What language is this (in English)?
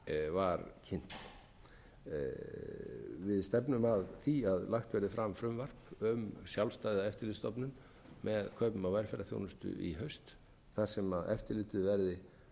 Icelandic